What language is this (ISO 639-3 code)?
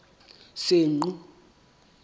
sot